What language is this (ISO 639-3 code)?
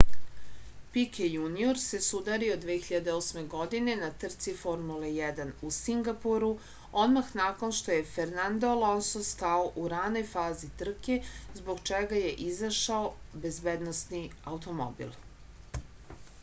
srp